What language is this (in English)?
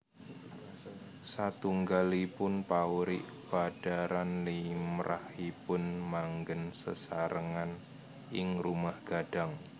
Javanese